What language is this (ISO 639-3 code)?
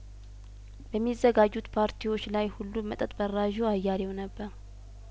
amh